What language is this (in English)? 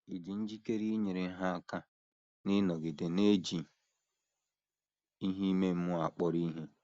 Igbo